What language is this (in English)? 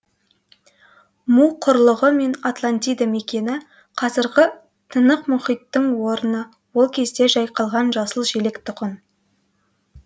Kazakh